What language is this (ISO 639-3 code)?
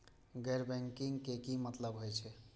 mai